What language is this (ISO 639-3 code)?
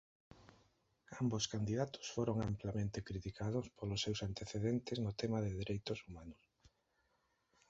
glg